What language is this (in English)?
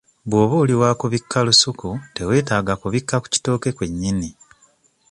Ganda